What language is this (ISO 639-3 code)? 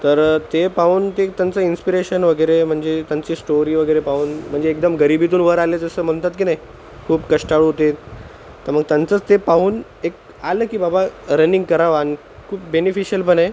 mar